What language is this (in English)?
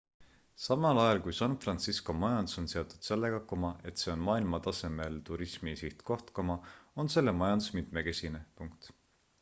Estonian